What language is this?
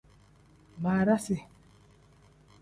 Tem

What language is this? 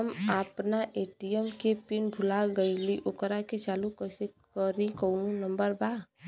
Bhojpuri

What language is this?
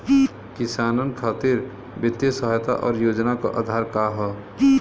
Bhojpuri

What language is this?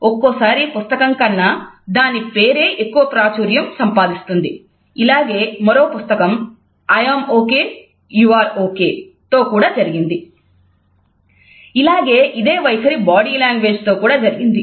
Telugu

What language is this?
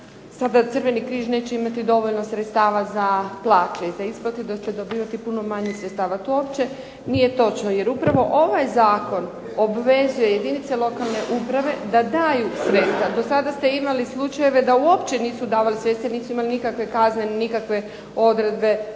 Croatian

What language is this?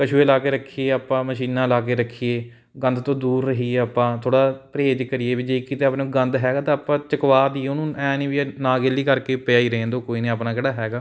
Punjabi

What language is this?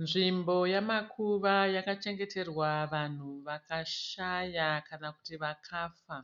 Shona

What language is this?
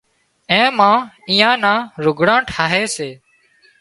Wadiyara Koli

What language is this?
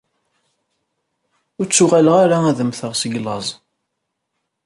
Kabyle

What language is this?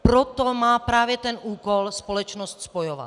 Czech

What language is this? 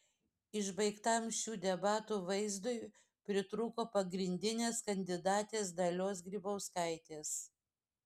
Lithuanian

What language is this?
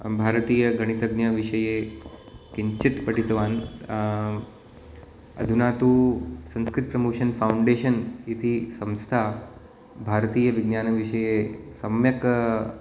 Sanskrit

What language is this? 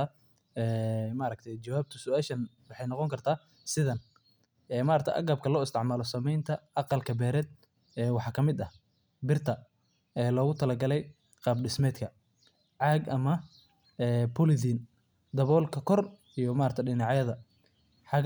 Somali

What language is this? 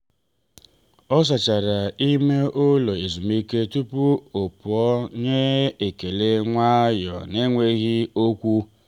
Igbo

